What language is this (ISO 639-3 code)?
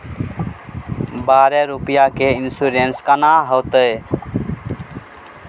mai